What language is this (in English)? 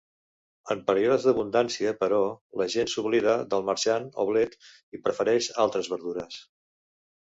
Catalan